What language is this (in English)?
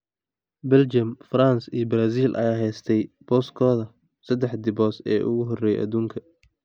Somali